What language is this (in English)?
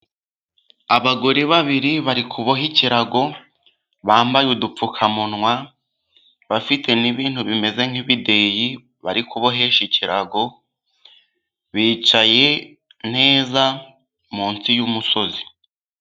Kinyarwanda